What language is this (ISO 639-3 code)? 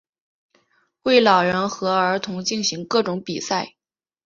zho